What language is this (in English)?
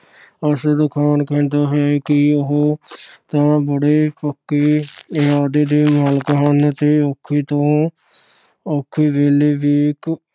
Punjabi